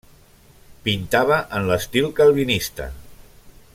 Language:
Catalan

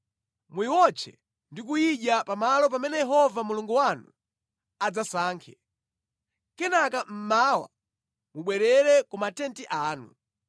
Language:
Nyanja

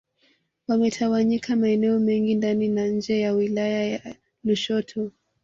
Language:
Swahili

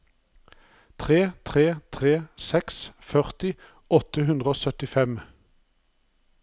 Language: Norwegian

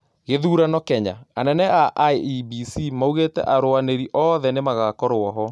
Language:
Kikuyu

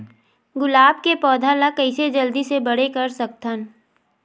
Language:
Chhattisgarhi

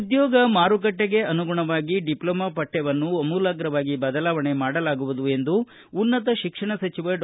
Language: Kannada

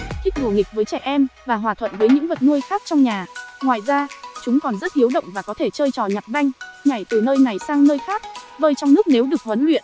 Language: Vietnamese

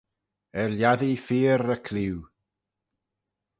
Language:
Manx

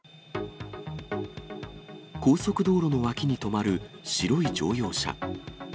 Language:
Japanese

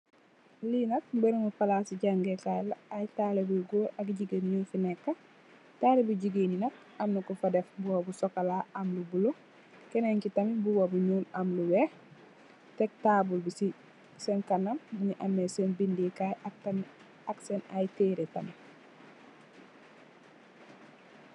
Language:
Wolof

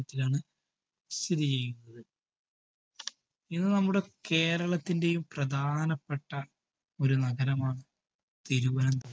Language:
Malayalam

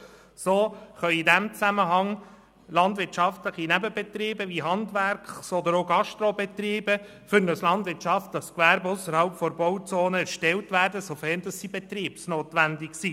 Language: Swiss German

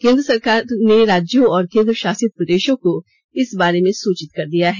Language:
Hindi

